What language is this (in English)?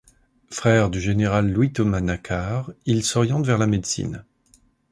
French